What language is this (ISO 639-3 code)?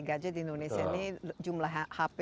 ind